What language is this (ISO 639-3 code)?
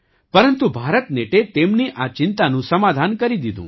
guj